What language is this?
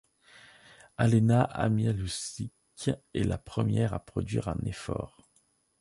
French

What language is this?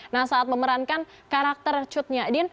Indonesian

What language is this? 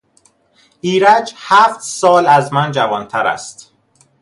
Persian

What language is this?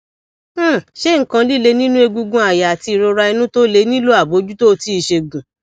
Yoruba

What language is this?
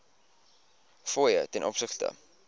Afrikaans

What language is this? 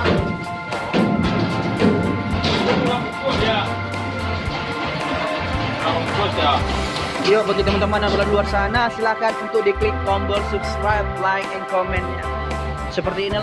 Indonesian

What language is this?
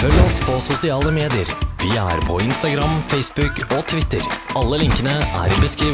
Norwegian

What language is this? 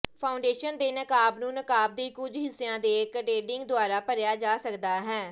Punjabi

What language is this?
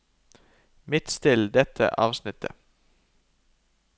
Norwegian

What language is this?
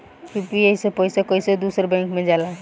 Bhojpuri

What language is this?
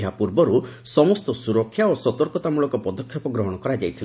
Odia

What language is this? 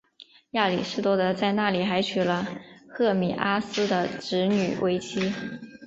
Chinese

